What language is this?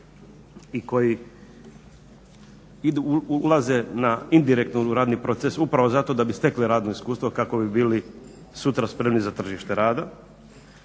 Croatian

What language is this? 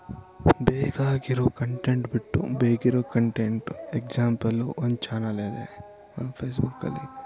Kannada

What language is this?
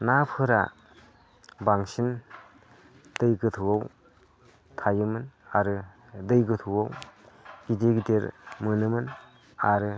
Bodo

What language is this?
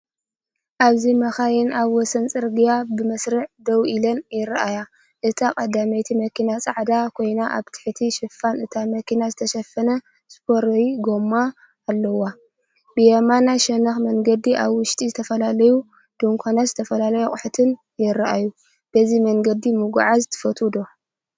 Tigrinya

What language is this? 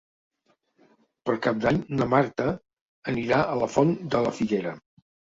Catalan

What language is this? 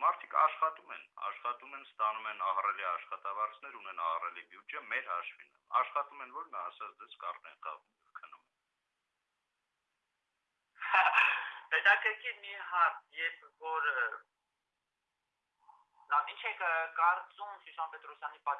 Armenian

